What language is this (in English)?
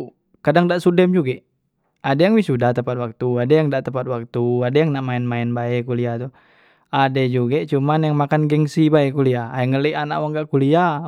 Musi